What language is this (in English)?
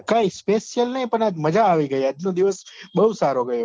Gujarati